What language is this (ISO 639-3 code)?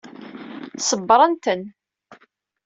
kab